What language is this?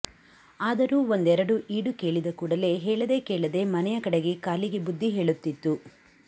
Kannada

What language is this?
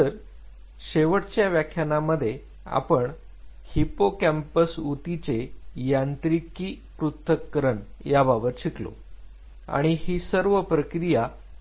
Marathi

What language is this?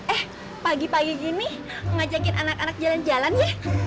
Indonesian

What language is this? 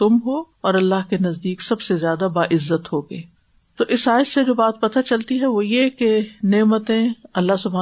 Urdu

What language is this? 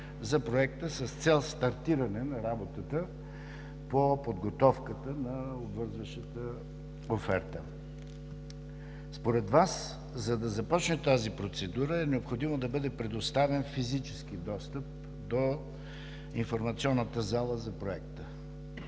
Bulgarian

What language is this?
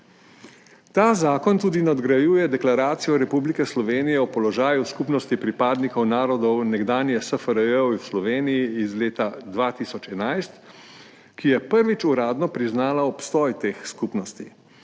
Slovenian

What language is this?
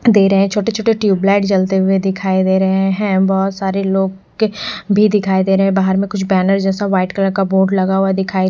Hindi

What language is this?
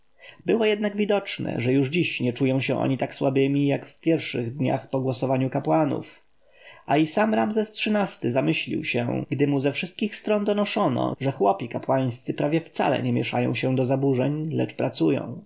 Polish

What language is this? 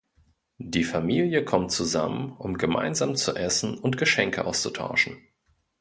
German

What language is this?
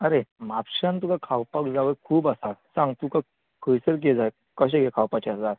Konkani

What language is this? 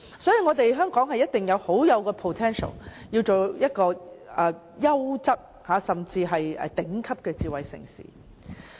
Cantonese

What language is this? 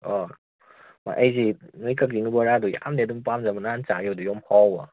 Manipuri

